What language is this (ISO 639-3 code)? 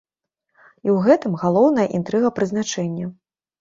bel